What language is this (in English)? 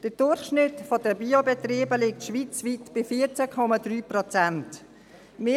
Swiss German